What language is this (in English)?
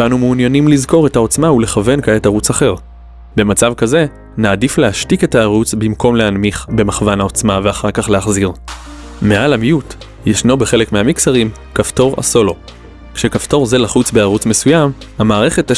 Hebrew